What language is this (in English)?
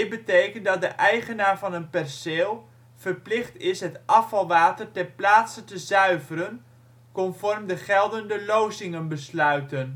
Dutch